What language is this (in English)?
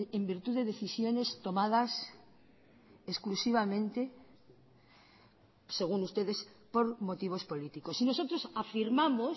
Spanish